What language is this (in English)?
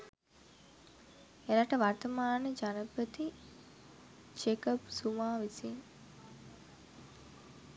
Sinhala